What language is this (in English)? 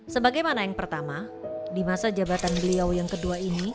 Indonesian